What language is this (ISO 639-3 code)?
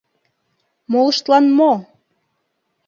chm